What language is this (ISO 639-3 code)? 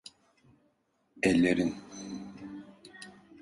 tur